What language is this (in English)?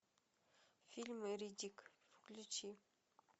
Russian